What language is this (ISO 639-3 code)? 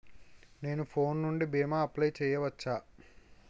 tel